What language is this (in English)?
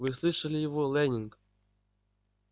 Russian